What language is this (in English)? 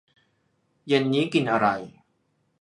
Thai